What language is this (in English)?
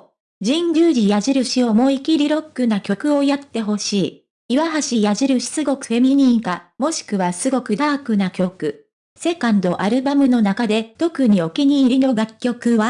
Japanese